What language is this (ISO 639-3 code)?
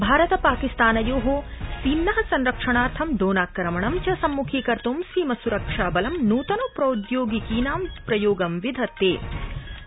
san